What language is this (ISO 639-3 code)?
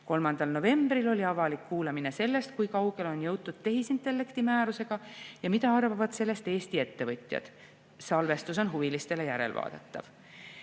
est